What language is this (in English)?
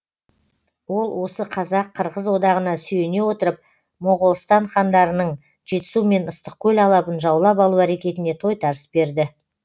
Kazakh